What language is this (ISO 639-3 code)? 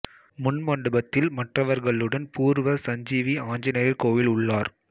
tam